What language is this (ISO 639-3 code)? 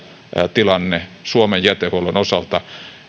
fin